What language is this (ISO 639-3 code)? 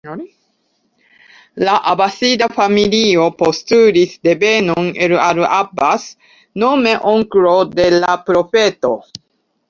epo